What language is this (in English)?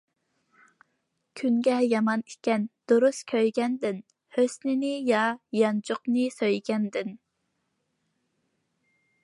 Uyghur